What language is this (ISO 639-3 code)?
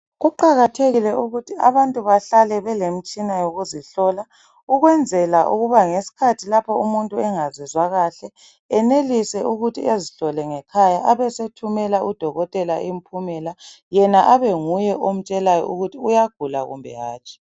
nde